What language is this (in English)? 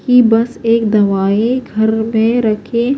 Urdu